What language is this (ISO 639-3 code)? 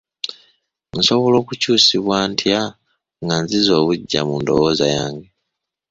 lug